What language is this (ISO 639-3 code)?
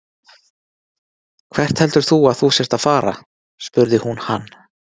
isl